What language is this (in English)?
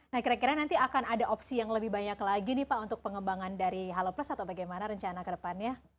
Indonesian